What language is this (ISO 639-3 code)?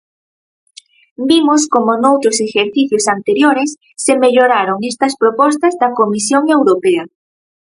glg